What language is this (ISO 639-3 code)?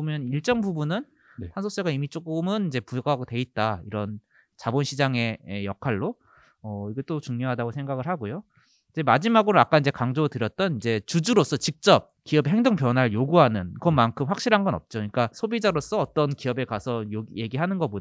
kor